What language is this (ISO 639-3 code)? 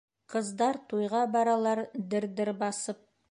bak